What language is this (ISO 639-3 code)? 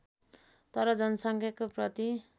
nep